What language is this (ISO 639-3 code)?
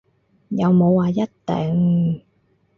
yue